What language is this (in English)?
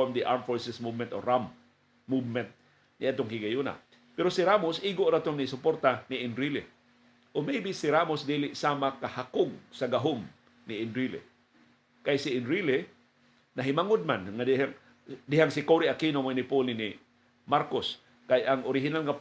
Filipino